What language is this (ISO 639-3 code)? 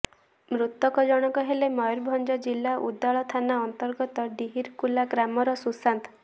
ori